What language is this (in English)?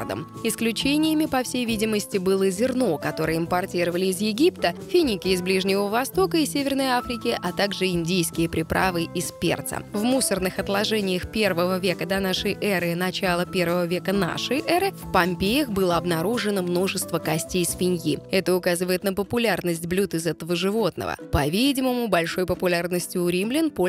Russian